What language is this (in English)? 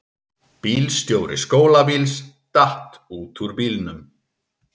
Icelandic